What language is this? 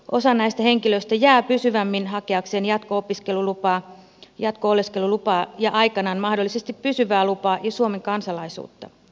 Finnish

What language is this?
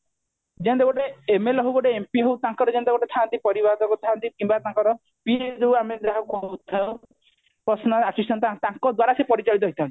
Odia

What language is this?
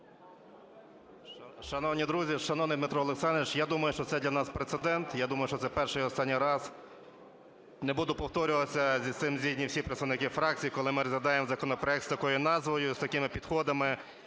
Ukrainian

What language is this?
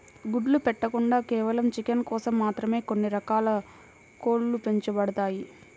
Telugu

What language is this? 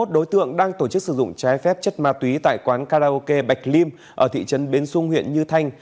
Vietnamese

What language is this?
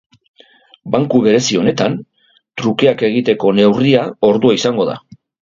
Basque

